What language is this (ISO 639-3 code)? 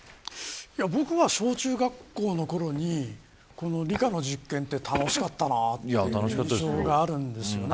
jpn